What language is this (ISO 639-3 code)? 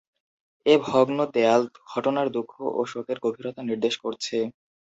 ben